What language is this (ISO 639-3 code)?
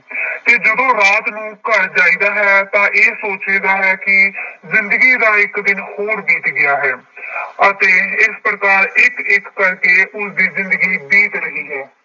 pan